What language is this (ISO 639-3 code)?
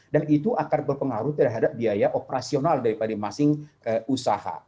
ind